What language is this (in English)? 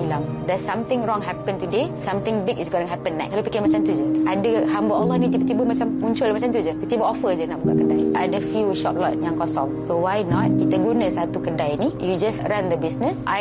Malay